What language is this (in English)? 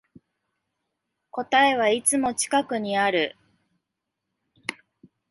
Japanese